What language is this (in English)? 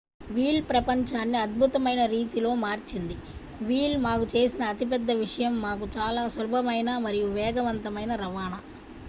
Telugu